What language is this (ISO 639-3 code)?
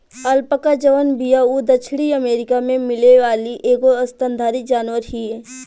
bho